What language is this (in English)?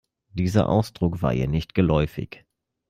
German